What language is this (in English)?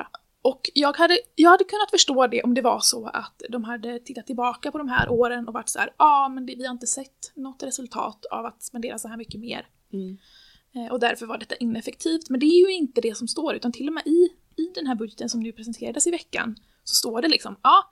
Swedish